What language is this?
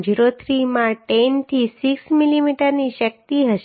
Gujarati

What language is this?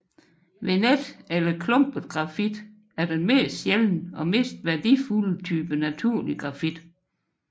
Danish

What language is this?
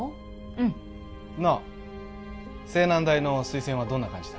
Japanese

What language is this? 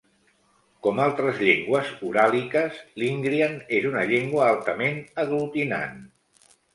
Catalan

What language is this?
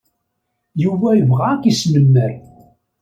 Kabyle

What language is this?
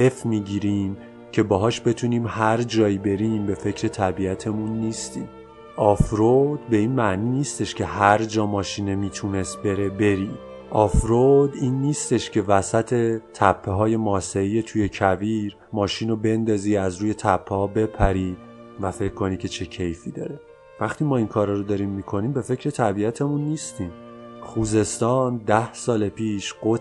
Persian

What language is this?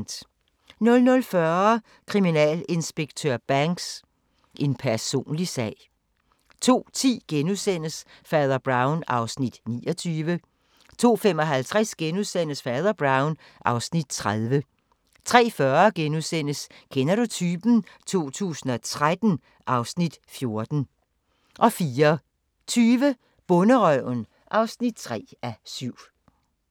Danish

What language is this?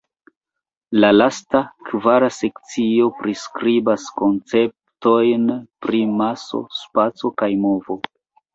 Esperanto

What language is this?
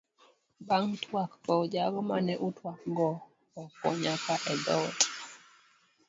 Luo (Kenya and Tanzania)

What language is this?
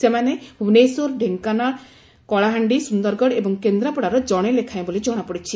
Odia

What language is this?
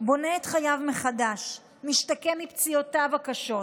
Hebrew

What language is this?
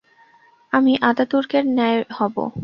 Bangla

